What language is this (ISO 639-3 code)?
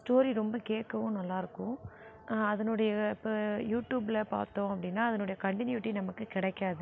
tam